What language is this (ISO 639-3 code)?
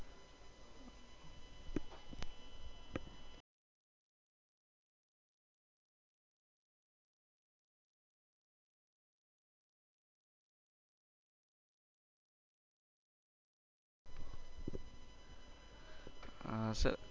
guj